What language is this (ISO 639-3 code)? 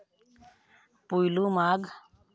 sat